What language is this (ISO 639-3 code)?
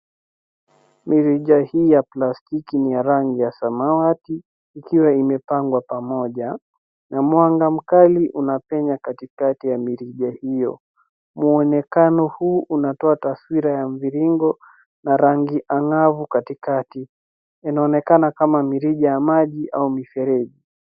swa